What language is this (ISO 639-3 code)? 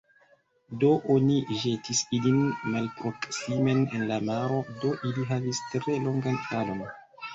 epo